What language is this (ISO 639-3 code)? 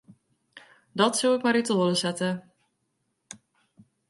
fry